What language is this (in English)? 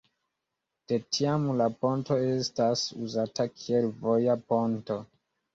Esperanto